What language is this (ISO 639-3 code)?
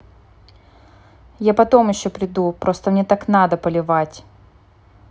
rus